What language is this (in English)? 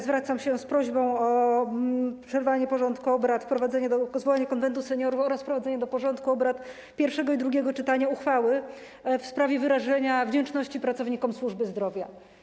Polish